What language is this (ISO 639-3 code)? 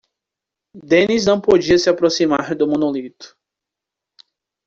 por